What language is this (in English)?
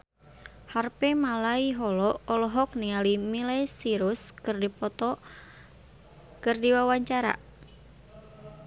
Sundanese